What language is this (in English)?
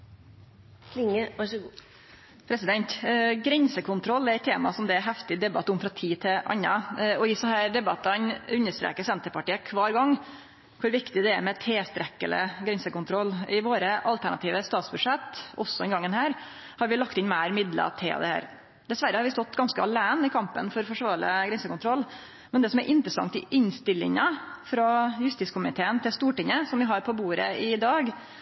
Norwegian Nynorsk